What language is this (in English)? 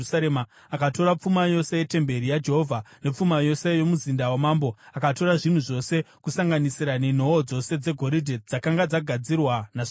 Shona